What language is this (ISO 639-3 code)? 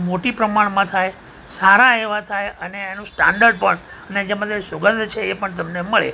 guj